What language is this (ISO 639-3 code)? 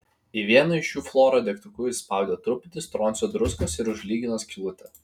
lit